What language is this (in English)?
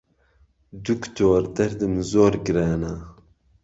Central Kurdish